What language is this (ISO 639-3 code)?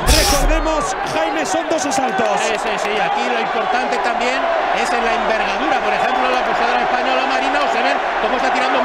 spa